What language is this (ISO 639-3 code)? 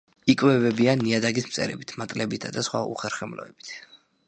kat